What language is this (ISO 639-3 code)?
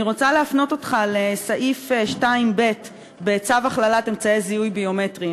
heb